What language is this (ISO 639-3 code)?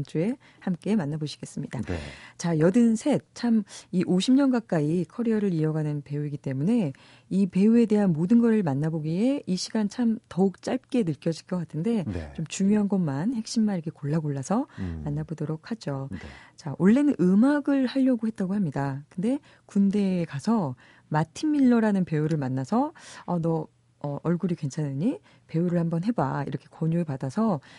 kor